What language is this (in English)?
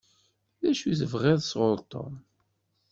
Kabyle